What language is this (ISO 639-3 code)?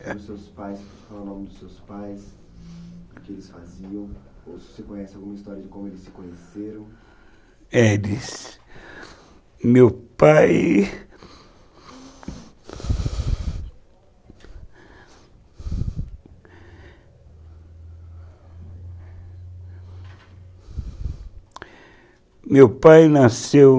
por